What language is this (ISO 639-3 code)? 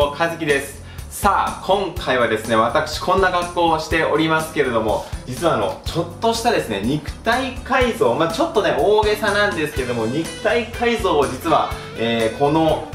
jpn